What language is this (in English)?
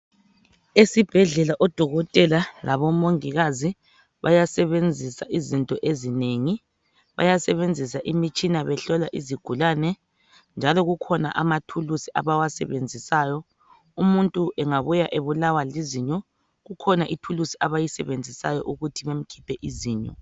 North Ndebele